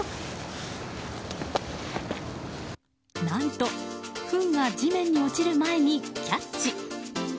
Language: Japanese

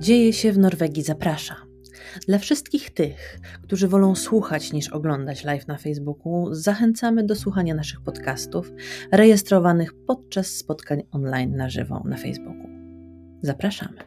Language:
Polish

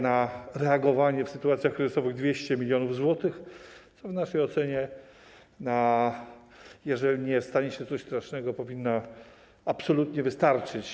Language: Polish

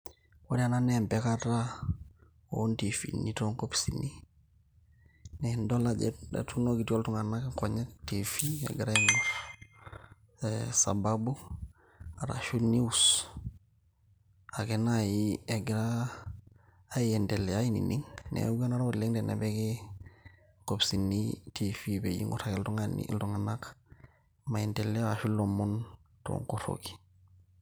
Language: Masai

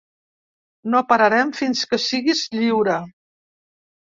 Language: Catalan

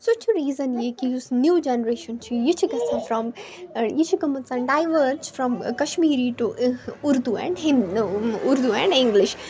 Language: Kashmiri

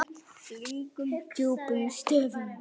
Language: Icelandic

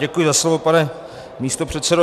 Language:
Czech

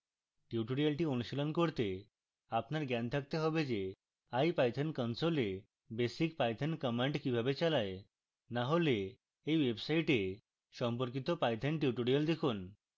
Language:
Bangla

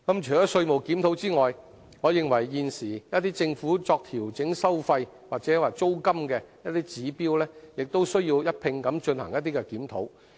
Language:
Cantonese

